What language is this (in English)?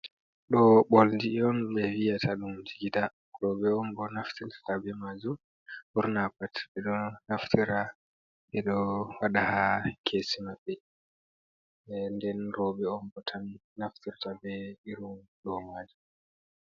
Fula